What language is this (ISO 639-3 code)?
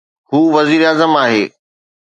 snd